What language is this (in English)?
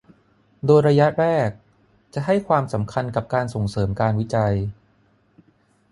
Thai